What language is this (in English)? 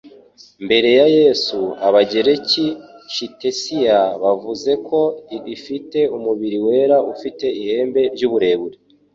Kinyarwanda